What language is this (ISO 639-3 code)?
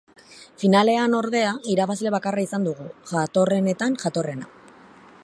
eus